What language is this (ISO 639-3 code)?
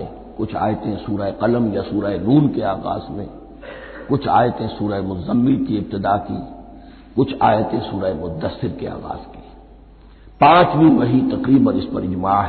hin